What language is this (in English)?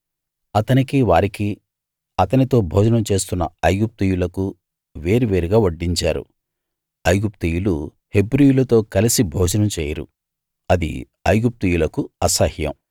Telugu